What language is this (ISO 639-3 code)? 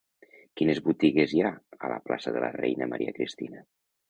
cat